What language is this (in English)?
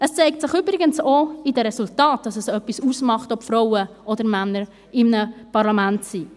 Swiss German